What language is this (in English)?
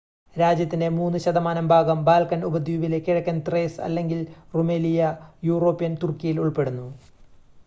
Malayalam